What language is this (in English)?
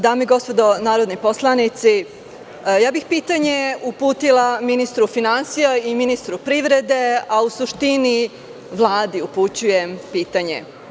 Serbian